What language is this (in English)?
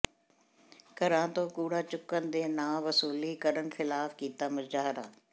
Punjabi